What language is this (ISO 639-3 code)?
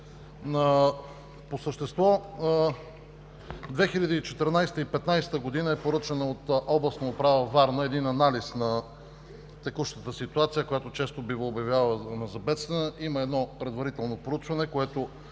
bul